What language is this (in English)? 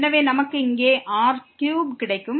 Tamil